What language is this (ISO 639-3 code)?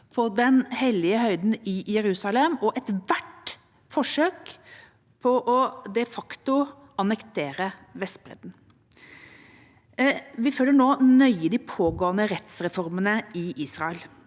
nor